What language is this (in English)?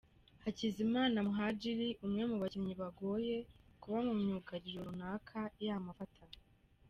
Kinyarwanda